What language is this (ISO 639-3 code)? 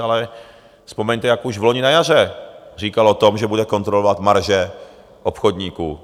ces